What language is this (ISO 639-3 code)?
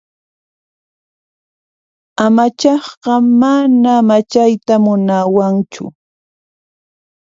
qxp